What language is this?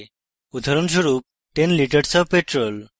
Bangla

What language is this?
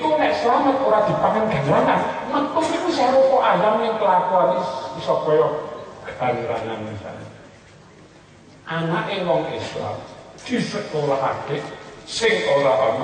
Greek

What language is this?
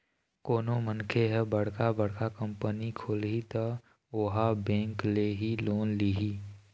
Chhattisgarhi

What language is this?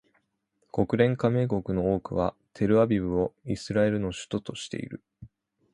Japanese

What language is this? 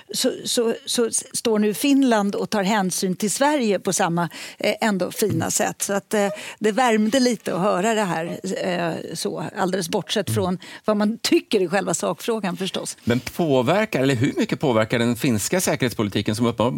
Swedish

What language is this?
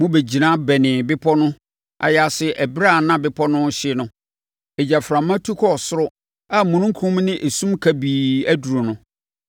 Akan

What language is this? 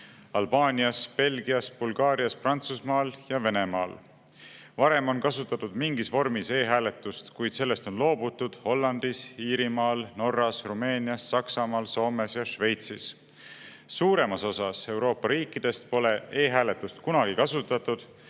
Estonian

